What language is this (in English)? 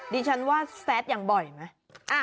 Thai